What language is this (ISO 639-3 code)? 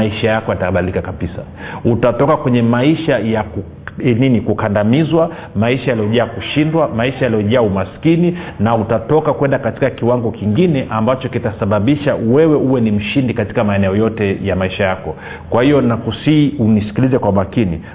swa